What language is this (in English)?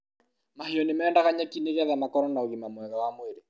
Kikuyu